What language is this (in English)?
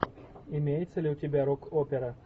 Russian